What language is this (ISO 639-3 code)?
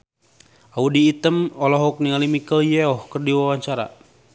sun